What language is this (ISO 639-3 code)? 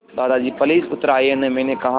hin